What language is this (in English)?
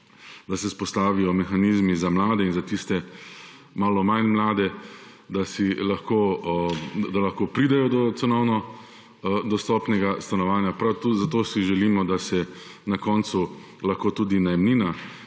Slovenian